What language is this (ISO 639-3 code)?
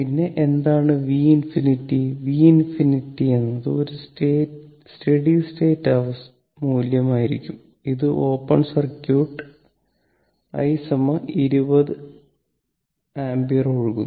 mal